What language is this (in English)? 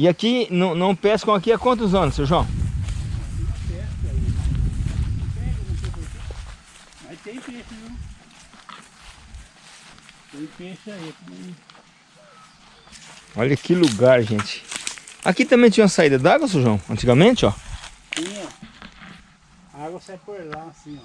Portuguese